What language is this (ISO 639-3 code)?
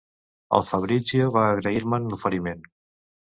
cat